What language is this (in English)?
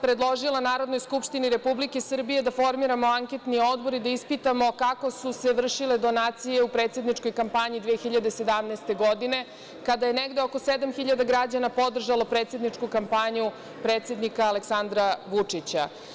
Serbian